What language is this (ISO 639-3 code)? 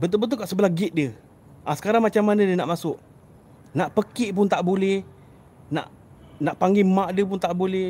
msa